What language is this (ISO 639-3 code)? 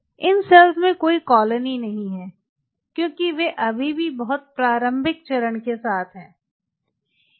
hin